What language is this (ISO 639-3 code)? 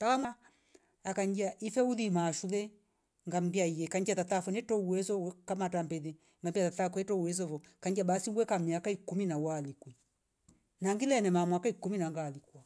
rof